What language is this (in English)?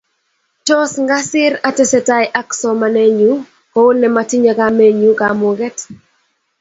Kalenjin